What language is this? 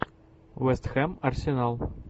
Russian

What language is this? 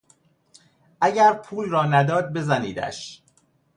Persian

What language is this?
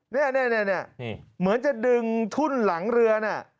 Thai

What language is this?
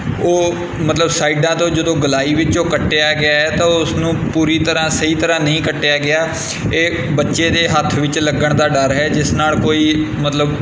Punjabi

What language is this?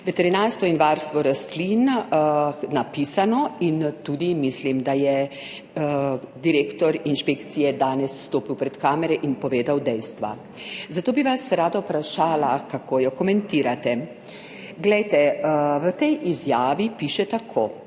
Slovenian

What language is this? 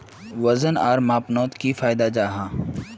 Magahi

